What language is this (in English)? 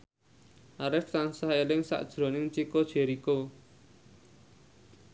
Javanese